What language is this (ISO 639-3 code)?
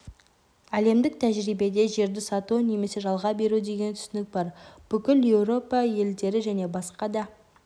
kaz